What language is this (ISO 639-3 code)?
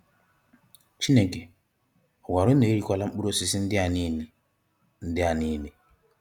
ibo